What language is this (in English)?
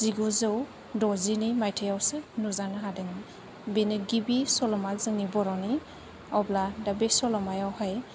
Bodo